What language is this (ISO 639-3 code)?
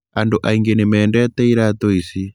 kik